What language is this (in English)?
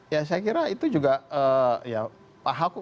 Indonesian